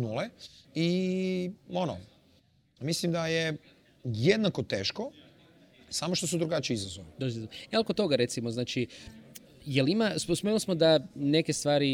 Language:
Croatian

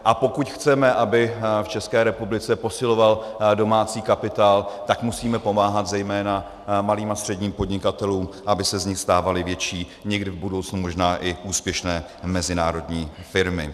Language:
Czech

